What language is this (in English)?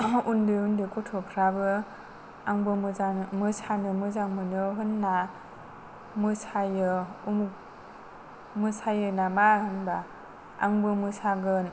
Bodo